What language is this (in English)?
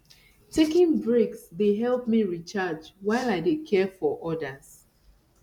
Nigerian Pidgin